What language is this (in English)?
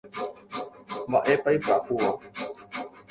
Guarani